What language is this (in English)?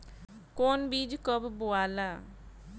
Bhojpuri